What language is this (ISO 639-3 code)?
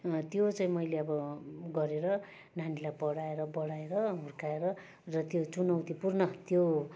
nep